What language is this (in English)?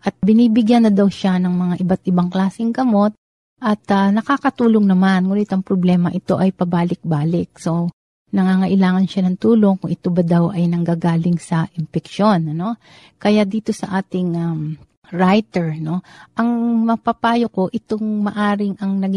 Filipino